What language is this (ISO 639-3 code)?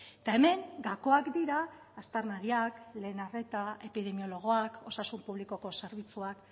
eus